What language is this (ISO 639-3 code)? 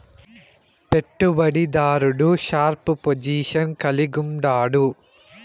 tel